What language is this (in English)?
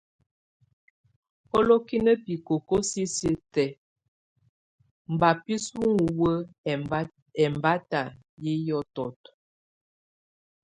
Tunen